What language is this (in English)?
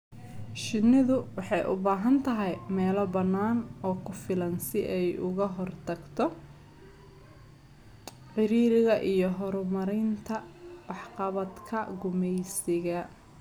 Somali